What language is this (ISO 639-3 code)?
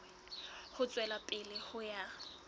sot